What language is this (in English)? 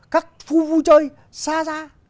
Vietnamese